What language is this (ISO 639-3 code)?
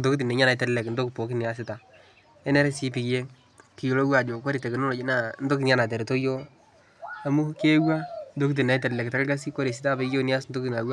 mas